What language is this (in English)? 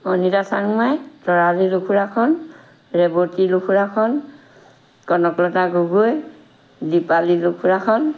Assamese